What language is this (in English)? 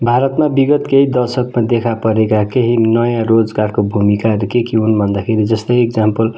Nepali